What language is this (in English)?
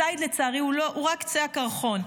Hebrew